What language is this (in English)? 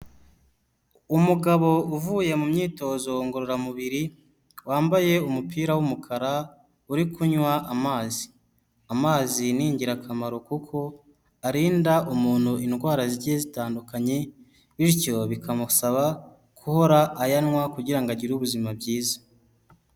Kinyarwanda